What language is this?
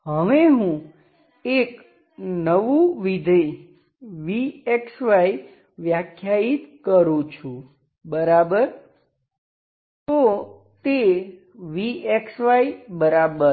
Gujarati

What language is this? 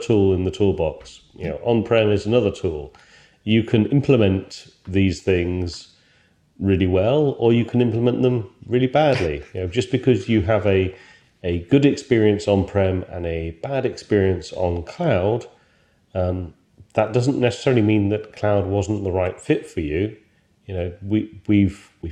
English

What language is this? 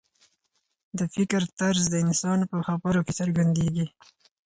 Pashto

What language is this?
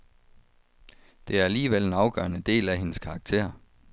Danish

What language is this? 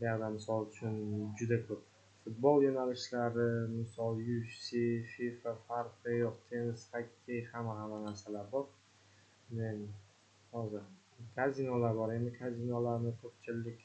Uzbek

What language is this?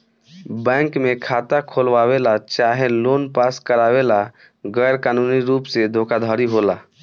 Bhojpuri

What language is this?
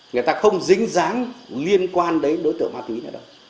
Vietnamese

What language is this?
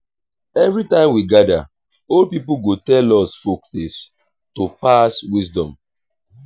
Nigerian Pidgin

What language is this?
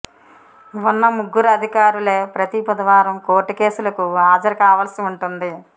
Telugu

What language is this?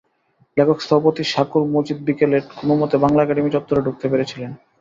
Bangla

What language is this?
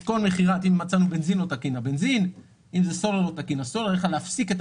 Hebrew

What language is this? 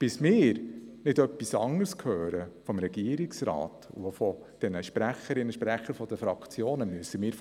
Swiss German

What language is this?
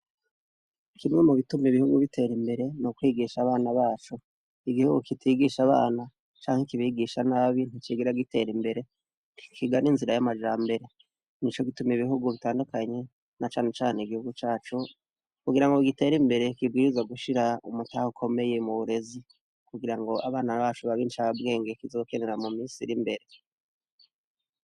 Rundi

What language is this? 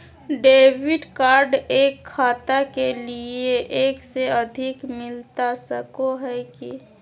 Magahi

